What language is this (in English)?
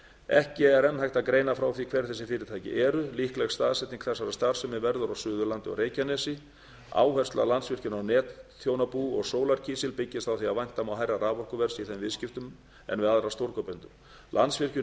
Icelandic